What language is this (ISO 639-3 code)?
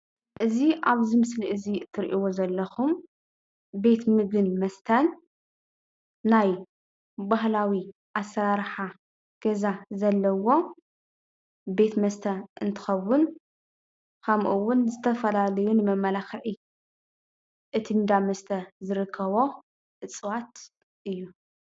tir